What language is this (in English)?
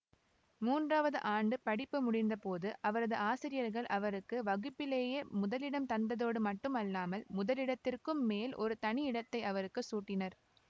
Tamil